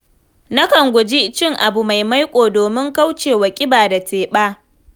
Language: Hausa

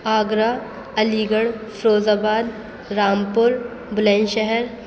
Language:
Urdu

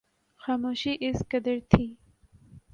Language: Urdu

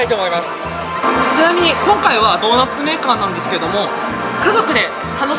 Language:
Japanese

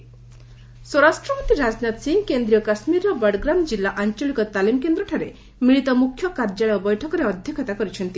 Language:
Odia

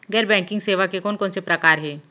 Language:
Chhattisgarhi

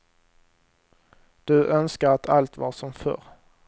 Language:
Swedish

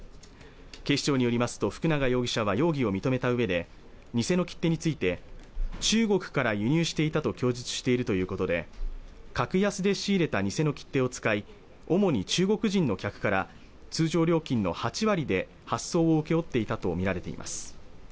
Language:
Japanese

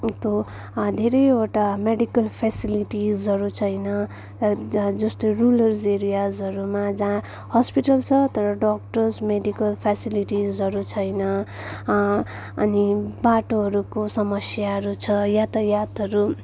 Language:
Nepali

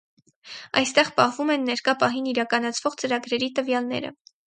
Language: Armenian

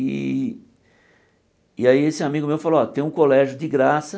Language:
Portuguese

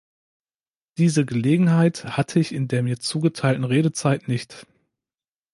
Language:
German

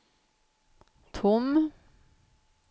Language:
Swedish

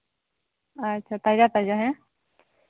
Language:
Santali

